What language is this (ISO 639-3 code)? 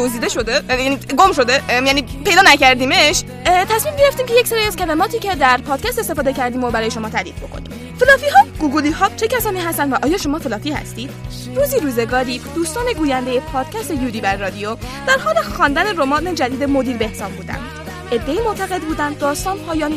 fas